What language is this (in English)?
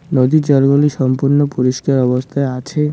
Bangla